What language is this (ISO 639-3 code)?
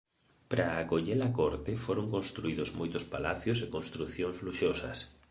glg